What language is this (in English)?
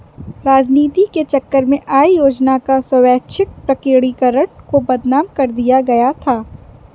Hindi